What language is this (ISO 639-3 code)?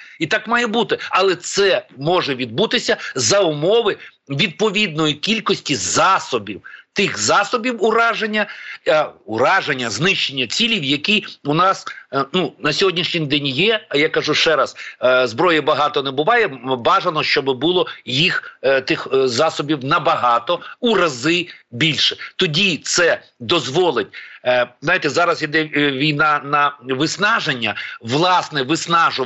ukr